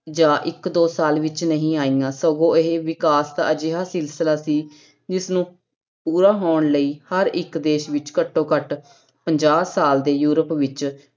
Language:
Punjabi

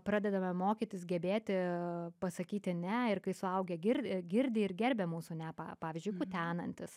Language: Lithuanian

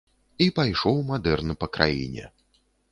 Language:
Belarusian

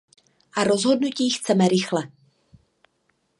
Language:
Czech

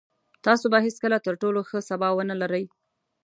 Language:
Pashto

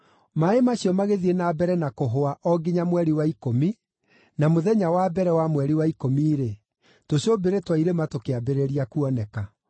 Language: Kikuyu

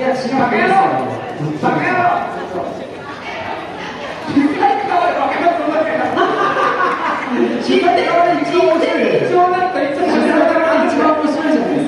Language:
Japanese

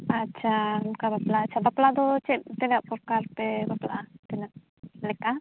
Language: Santali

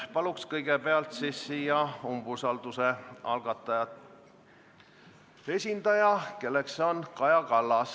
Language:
Estonian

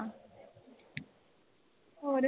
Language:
Punjabi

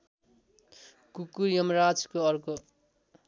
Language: Nepali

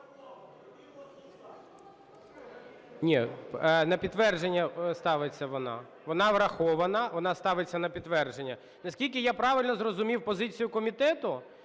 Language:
Ukrainian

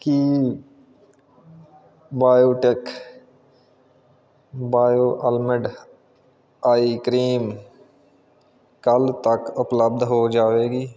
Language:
Punjabi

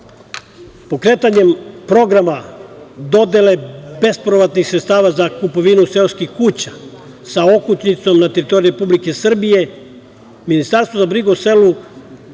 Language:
Serbian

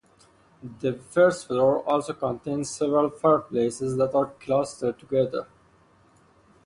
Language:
English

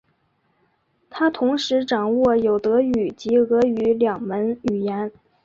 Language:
Chinese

